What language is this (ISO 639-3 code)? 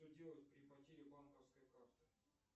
rus